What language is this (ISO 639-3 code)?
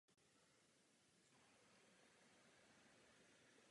ces